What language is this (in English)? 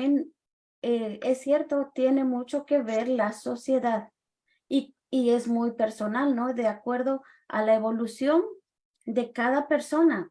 Spanish